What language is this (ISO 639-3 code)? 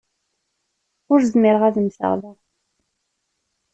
kab